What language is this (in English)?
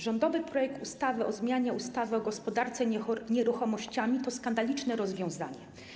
Polish